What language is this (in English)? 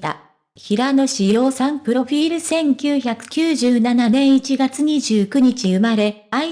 Japanese